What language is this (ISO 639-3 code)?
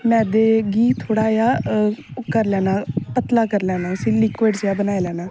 doi